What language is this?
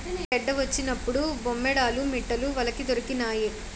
Telugu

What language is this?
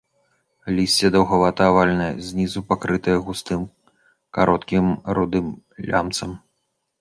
Belarusian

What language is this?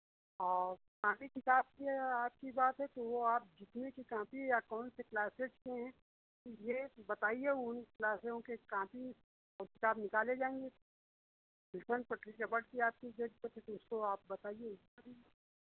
Hindi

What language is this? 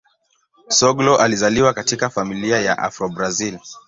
Swahili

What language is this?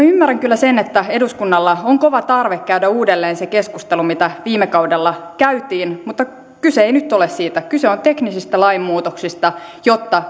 Finnish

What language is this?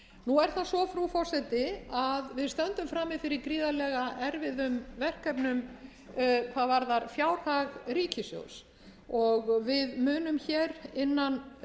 Icelandic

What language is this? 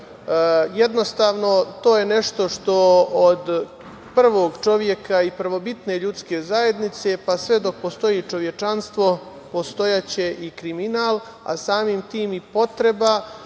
Serbian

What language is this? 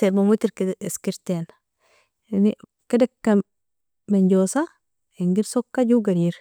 Nobiin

